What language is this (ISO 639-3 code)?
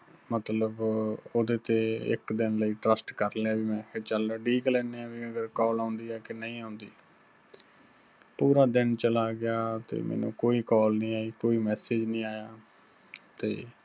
pan